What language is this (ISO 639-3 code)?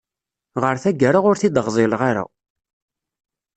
kab